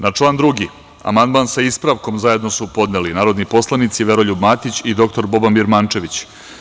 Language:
Serbian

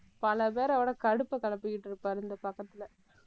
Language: Tamil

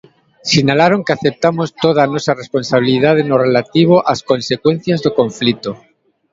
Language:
Galician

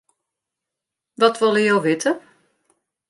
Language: Western Frisian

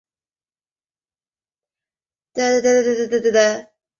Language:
Chinese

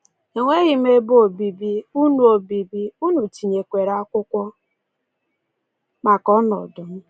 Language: Igbo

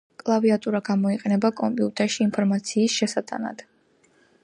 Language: Georgian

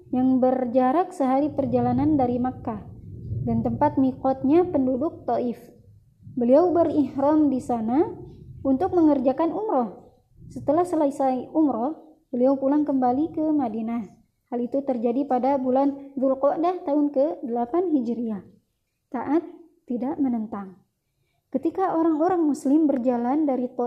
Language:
Indonesian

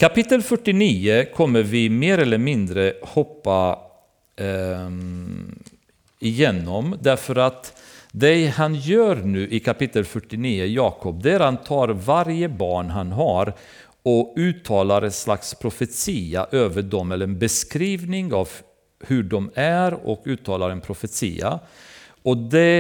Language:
Swedish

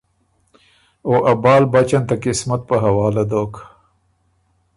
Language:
Ormuri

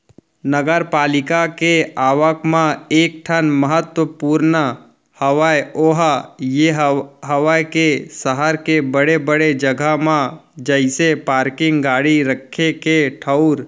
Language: Chhattisgarhi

